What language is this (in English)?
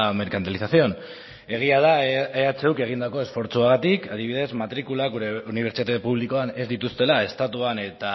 Basque